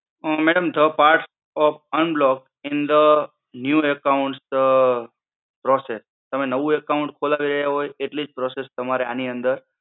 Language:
Gujarati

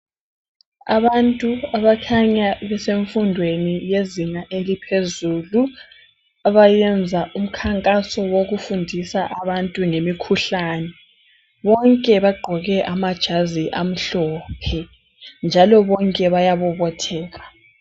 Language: North Ndebele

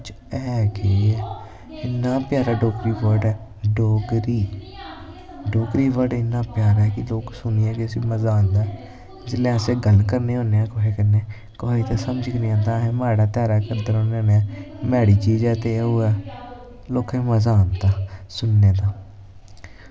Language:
Dogri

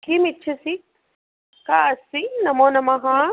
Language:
Sanskrit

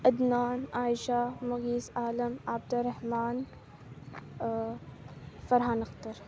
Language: Urdu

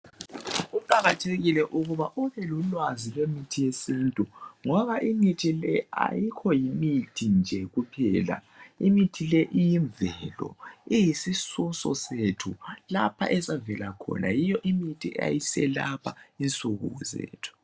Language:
North Ndebele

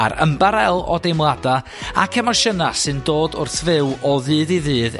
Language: Welsh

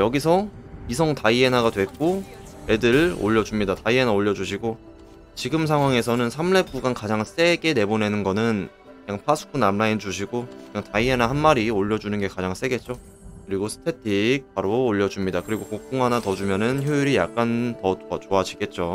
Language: Korean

